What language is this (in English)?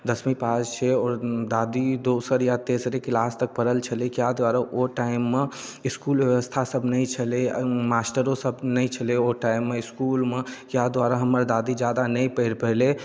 Maithili